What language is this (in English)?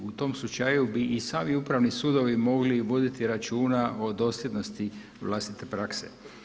Croatian